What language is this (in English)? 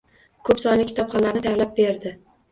Uzbek